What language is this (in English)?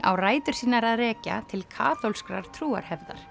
Icelandic